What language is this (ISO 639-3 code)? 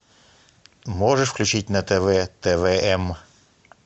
rus